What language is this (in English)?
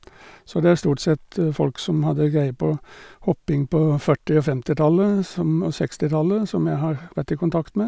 Norwegian